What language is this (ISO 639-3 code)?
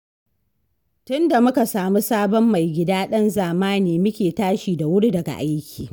hau